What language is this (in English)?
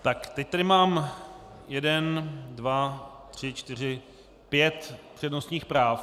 Czech